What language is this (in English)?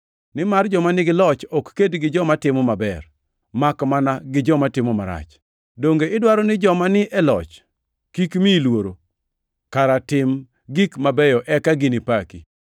Luo (Kenya and Tanzania)